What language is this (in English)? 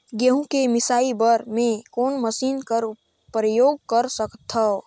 Chhattisgarhi